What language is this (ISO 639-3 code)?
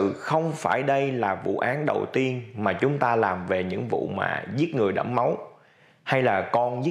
vie